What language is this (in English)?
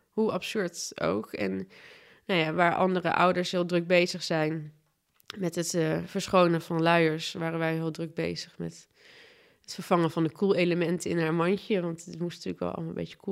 Dutch